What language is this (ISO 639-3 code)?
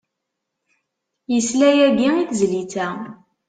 kab